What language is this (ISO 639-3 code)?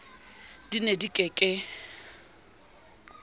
sot